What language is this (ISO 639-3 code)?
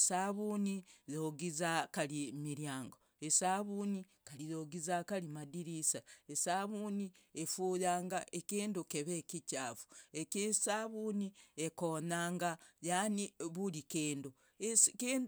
rag